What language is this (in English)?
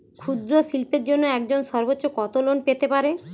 Bangla